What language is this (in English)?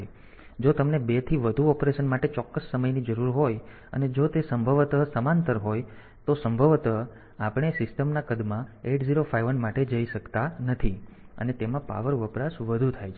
Gujarati